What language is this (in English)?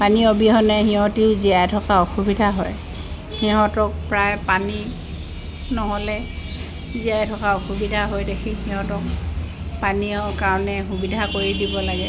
Assamese